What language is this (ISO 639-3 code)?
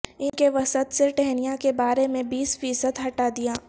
urd